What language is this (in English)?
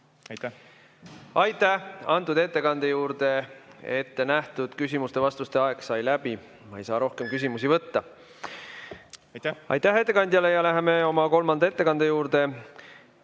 Estonian